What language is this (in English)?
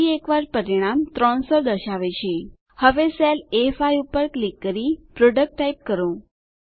Gujarati